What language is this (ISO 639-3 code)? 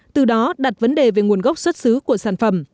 vie